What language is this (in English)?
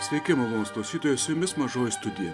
Lithuanian